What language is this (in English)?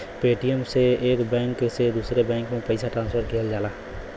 Bhojpuri